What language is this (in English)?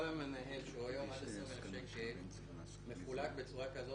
Hebrew